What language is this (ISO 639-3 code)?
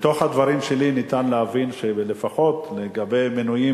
heb